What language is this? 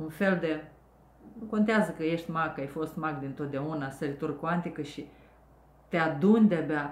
Romanian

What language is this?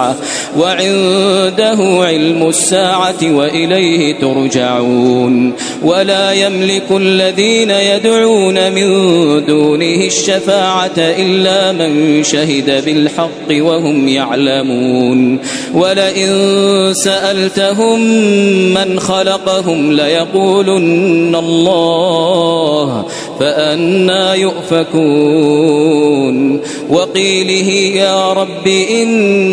Arabic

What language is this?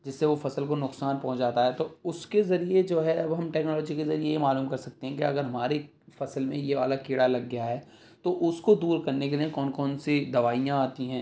Urdu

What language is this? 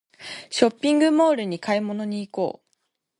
Japanese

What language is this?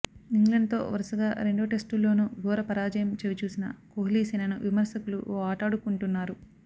Telugu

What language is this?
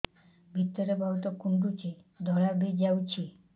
Odia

